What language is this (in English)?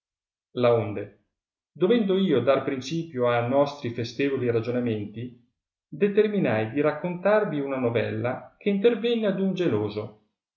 Italian